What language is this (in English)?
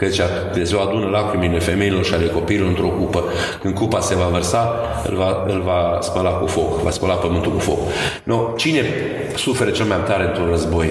Romanian